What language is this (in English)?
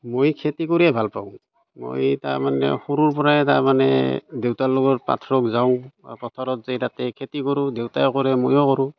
Assamese